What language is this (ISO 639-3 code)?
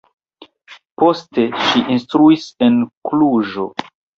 epo